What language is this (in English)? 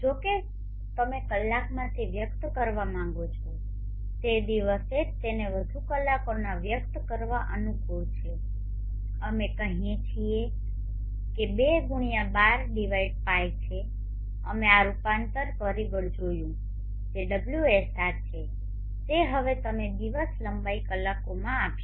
Gujarati